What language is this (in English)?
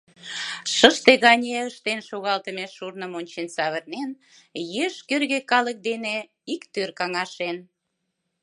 Mari